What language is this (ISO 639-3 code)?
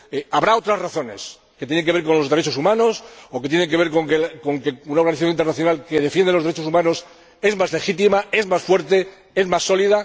spa